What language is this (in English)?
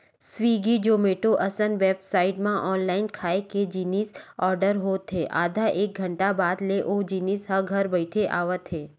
Chhattisgarhi